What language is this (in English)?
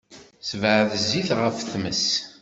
Kabyle